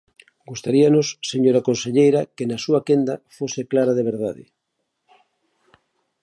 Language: Galician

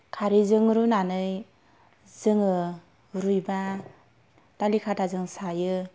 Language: Bodo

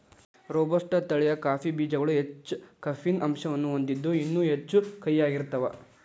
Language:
Kannada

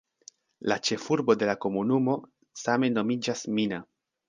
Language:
Esperanto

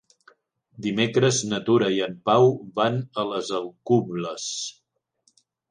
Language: Catalan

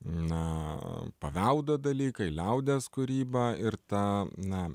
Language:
Lithuanian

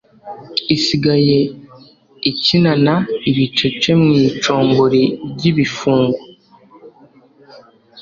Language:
Kinyarwanda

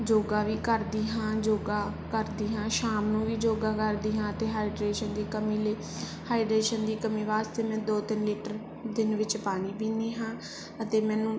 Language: Punjabi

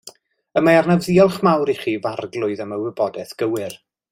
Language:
Welsh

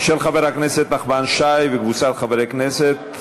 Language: Hebrew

